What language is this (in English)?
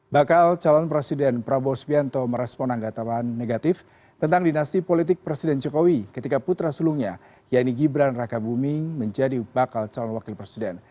Indonesian